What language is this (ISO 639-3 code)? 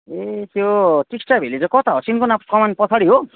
nep